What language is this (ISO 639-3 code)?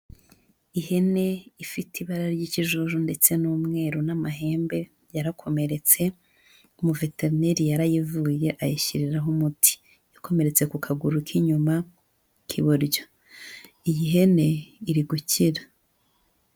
kin